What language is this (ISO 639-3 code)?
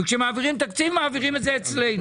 heb